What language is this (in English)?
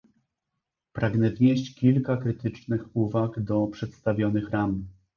Polish